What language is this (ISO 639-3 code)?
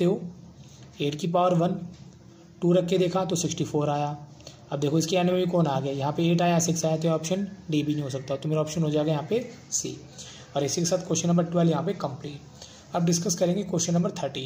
hin